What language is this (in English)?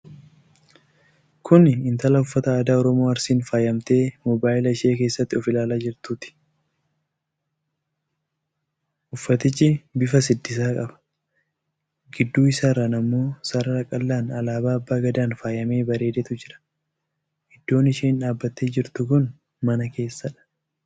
Oromo